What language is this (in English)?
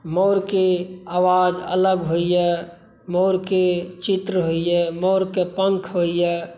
Maithili